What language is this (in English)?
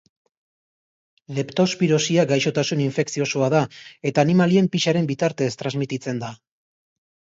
Basque